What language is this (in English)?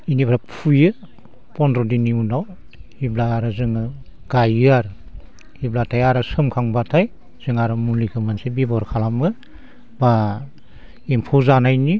Bodo